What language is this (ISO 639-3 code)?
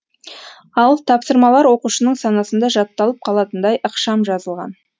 kaz